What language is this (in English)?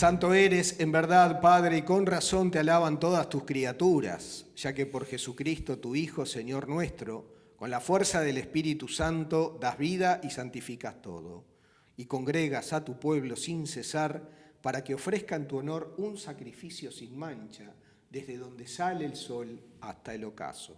Spanish